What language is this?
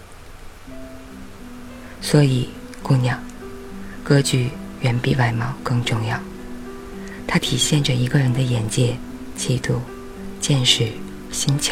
Chinese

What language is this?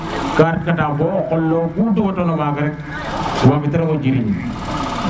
Serer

